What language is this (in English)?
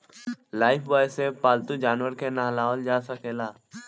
Bhojpuri